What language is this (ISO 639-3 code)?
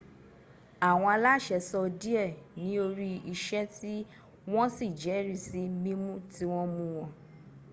yor